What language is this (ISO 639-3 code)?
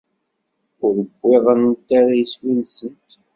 kab